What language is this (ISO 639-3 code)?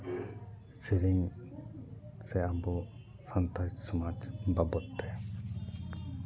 sat